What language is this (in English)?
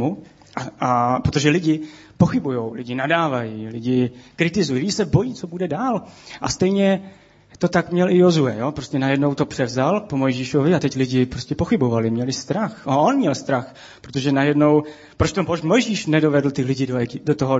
Czech